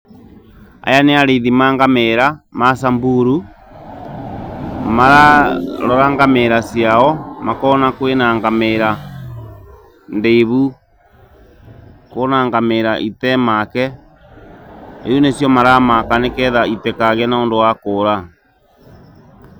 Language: Kikuyu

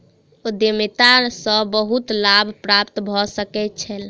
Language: Maithili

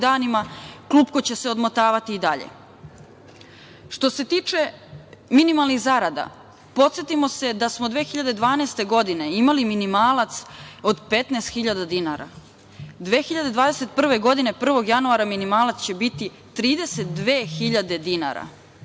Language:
Serbian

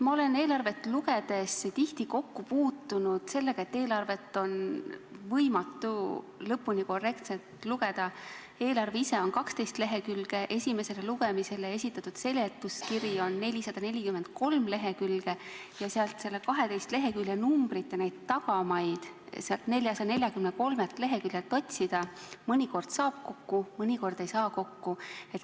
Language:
Estonian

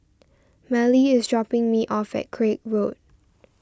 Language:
English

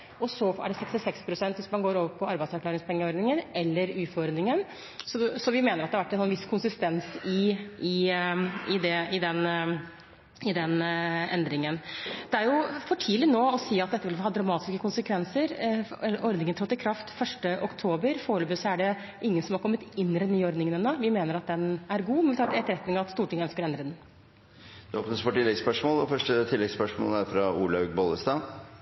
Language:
Norwegian Bokmål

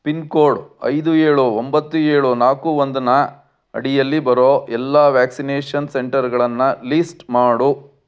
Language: Kannada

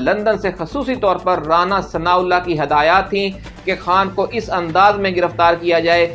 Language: Urdu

